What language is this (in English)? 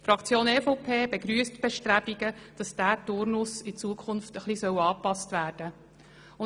Swiss German